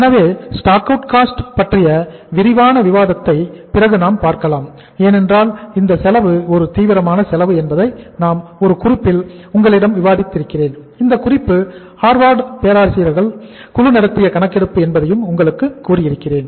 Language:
Tamil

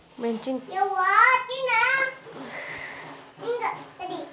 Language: Kannada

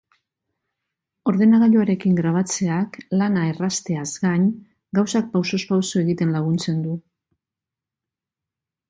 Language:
Basque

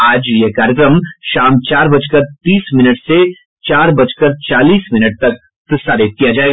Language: Hindi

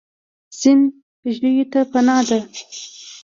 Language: Pashto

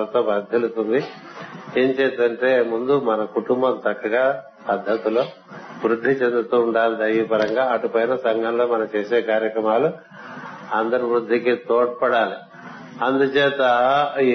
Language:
Telugu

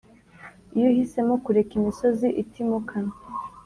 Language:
Kinyarwanda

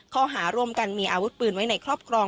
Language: Thai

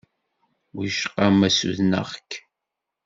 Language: Kabyle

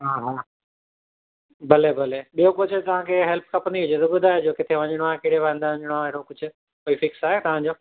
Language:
Sindhi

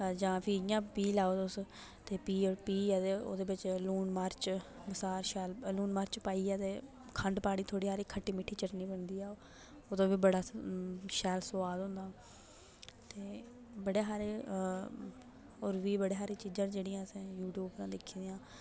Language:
Dogri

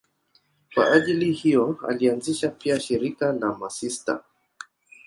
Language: Swahili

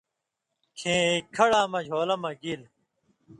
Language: Indus Kohistani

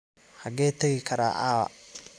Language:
Somali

